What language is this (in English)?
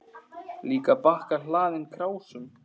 Icelandic